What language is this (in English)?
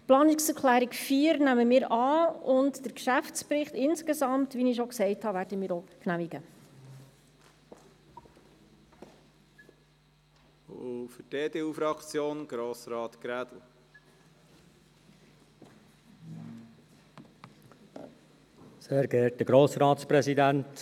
Swiss German